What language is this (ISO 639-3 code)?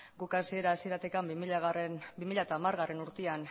eus